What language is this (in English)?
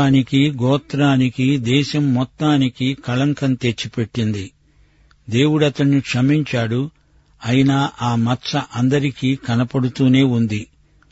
Telugu